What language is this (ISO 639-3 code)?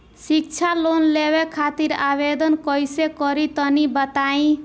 bho